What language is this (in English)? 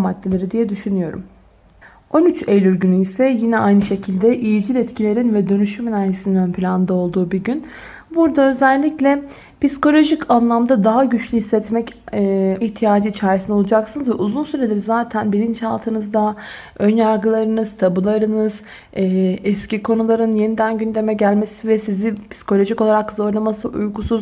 Turkish